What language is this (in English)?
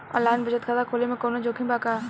Bhojpuri